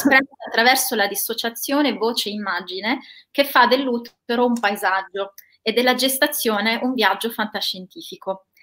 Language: Italian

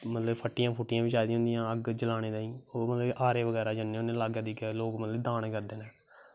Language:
Dogri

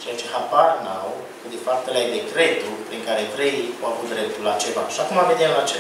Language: Romanian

